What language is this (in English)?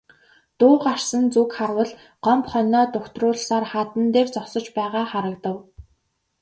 Mongolian